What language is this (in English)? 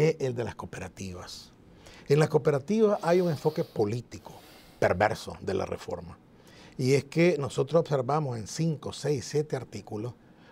Spanish